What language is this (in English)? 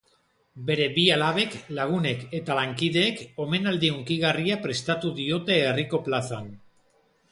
Basque